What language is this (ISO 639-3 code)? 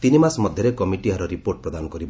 ori